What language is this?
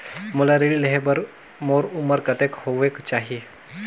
Chhattisgarhi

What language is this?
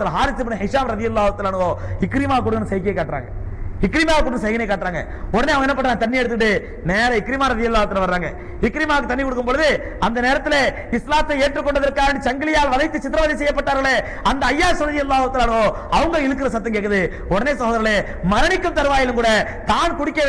Arabic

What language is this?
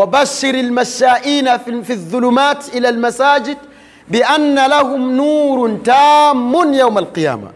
Swahili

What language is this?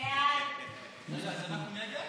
Hebrew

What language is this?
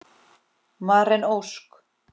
Icelandic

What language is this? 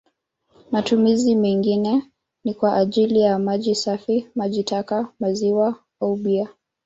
Swahili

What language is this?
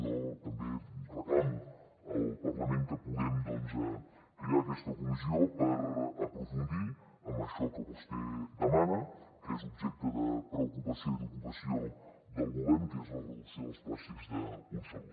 Catalan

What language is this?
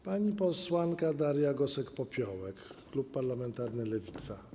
Polish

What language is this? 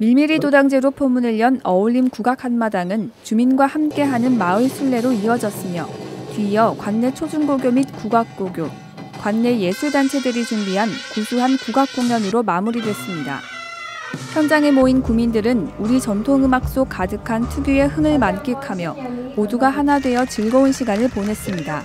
Korean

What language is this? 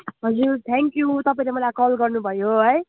Nepali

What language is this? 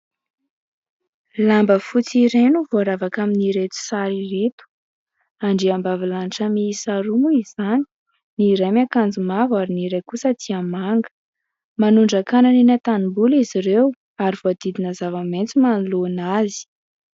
Malagasy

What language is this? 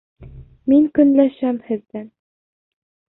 Bashkir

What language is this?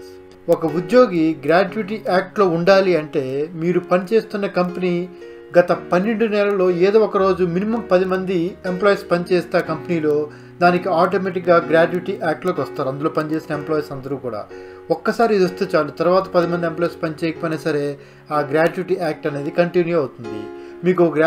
Telugu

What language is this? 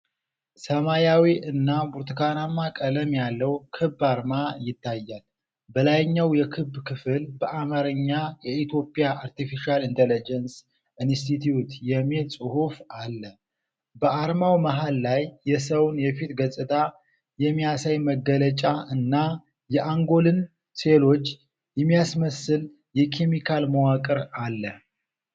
Amharic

